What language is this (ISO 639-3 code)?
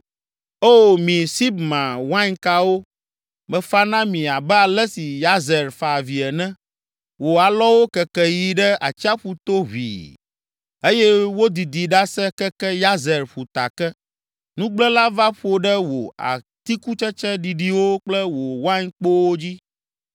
ewe